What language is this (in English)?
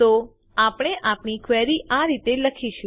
Gujarati